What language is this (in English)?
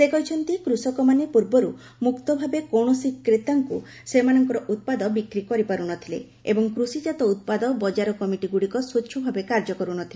Odia